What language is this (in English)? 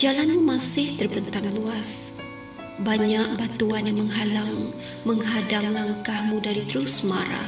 Malay